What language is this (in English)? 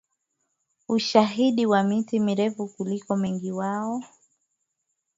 Swahili